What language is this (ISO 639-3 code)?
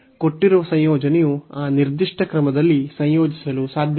kan